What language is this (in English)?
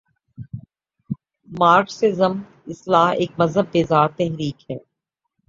Urdu